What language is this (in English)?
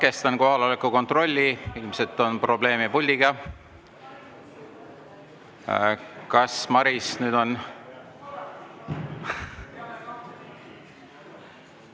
Estonian